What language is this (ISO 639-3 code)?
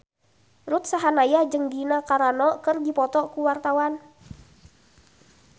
sun